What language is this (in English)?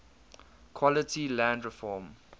English